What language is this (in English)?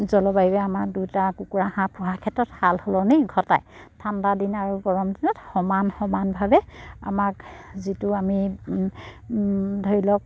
Assamese